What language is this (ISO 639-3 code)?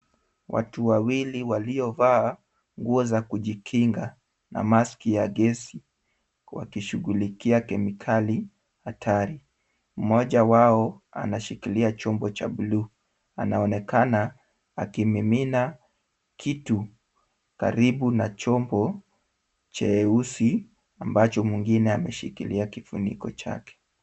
swa